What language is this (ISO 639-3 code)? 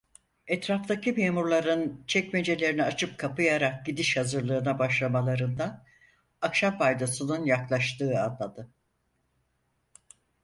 tur